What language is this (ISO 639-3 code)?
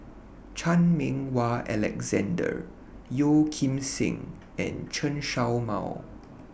eng